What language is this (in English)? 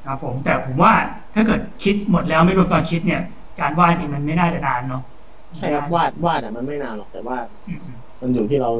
Thai